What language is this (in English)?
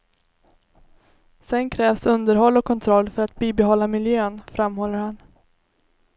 Swedish